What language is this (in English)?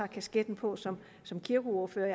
Danish